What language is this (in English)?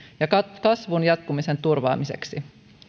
Finnish